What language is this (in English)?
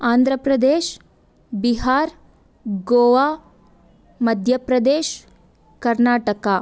Kannada